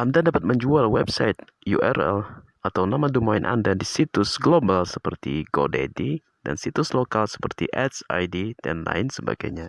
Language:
Indonesian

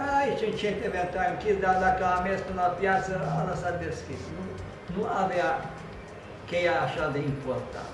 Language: Romanian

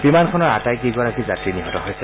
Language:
Assamese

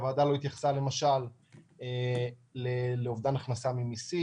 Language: Hebrew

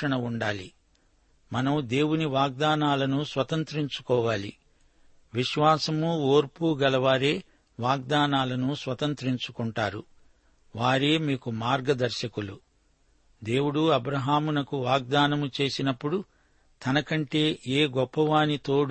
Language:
Telugu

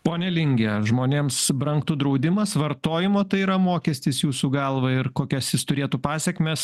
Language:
Lithuanian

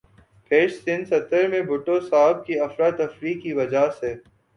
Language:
Urdu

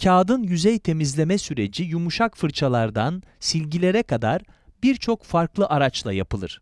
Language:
Turkish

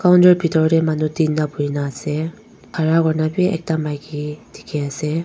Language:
Naga Pidgin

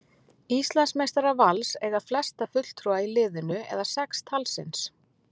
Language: Icelandic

